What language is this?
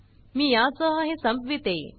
Marathi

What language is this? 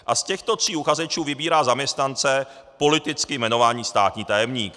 Czech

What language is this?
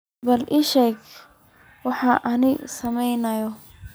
Somali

